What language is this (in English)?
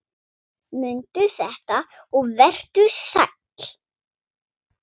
Icelandic